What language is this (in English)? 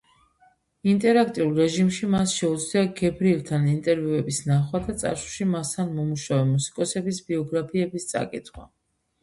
Georgian